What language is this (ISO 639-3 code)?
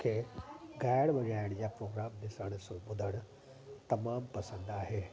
snd